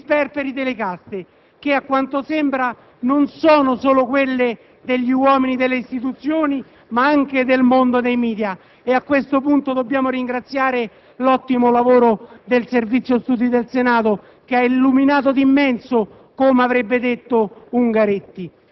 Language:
Italian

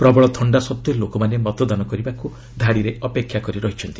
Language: Odia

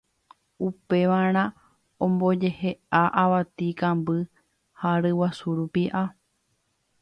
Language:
Guarani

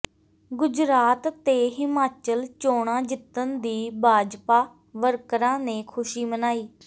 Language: Punjabi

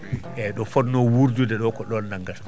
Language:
Fula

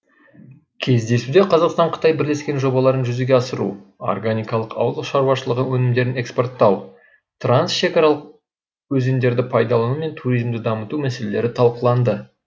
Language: Kazakh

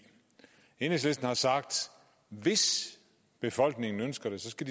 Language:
Danish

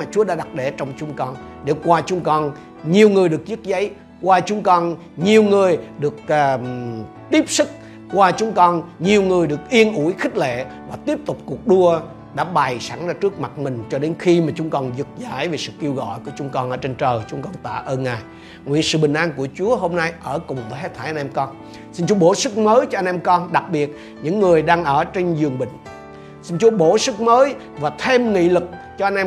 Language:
Vietnamese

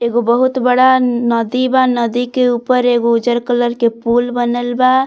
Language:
Bhojpuri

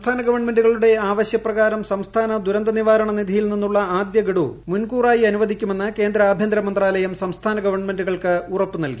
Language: Malayalam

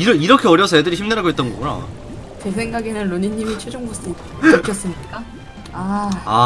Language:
Korean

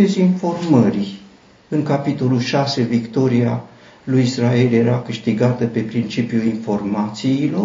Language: Romanian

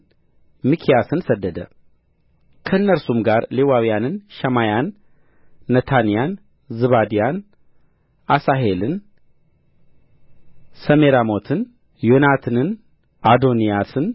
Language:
Amharic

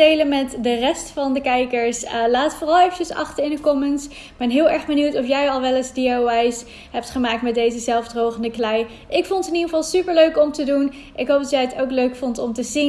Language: Dutch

